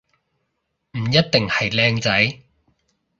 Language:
Cantonese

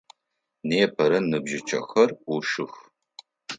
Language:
Adyghe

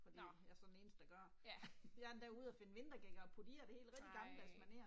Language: Danish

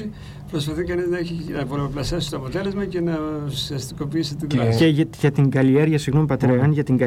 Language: Greek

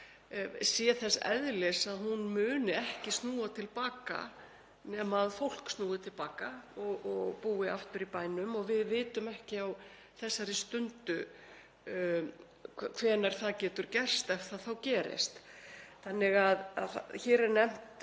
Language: Icelandic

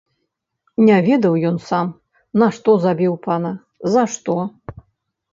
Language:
Belarusian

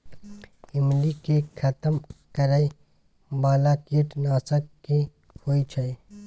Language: Maithili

